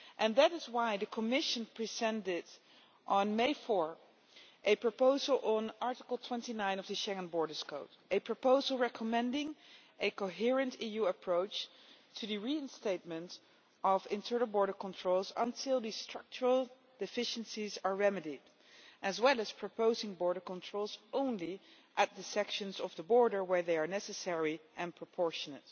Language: English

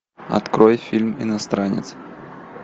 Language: Russian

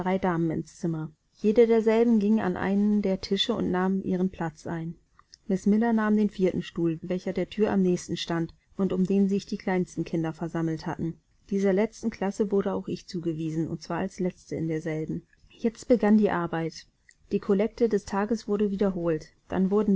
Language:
German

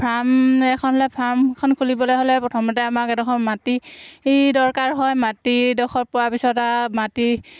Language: Assamese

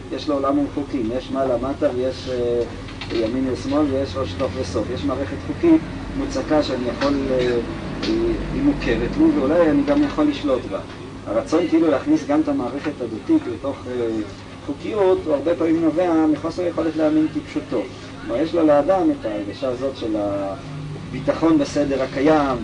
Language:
Hebrew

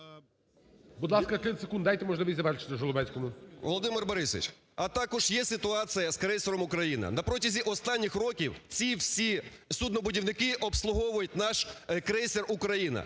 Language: Ukrainian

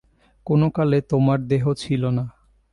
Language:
Bangla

